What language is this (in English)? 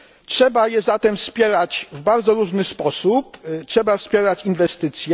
Polish